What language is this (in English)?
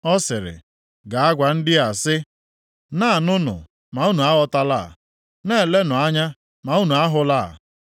Igbo